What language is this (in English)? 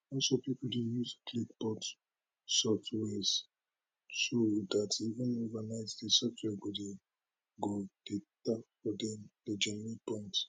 Nigerian Pidgin